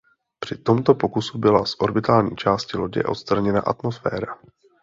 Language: Czech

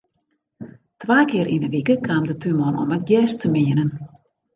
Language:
Western Frisian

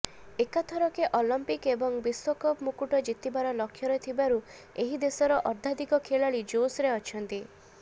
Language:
Odia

